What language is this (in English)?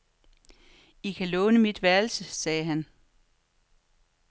Danish